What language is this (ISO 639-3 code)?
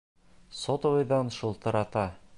bak